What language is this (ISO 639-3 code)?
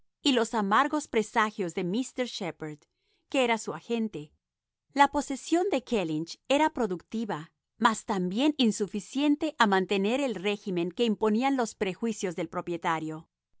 spa